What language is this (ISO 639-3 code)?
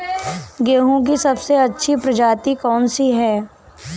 hin